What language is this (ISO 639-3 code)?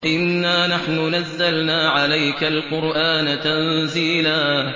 ara